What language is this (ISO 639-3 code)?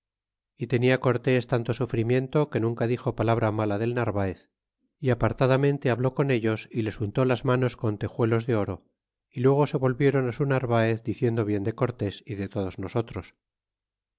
spa